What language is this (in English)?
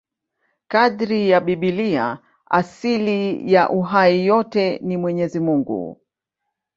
Swahili